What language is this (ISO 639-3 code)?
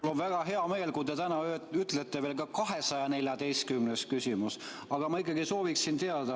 est